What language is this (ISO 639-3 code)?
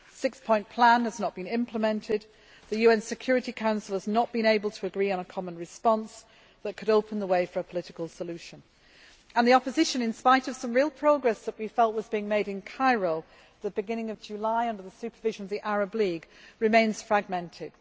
eng